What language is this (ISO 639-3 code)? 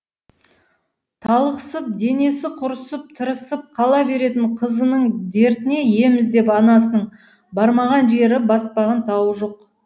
kaz